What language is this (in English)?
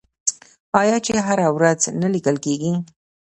Pashto